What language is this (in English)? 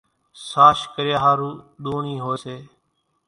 Kachi Koli